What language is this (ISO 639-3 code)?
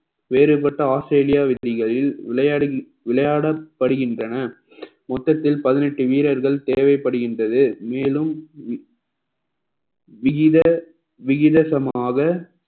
tam